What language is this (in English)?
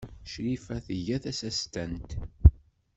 Kabyle